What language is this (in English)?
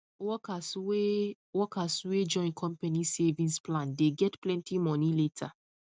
Nigerian Pidgin